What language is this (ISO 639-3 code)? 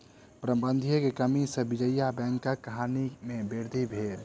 mai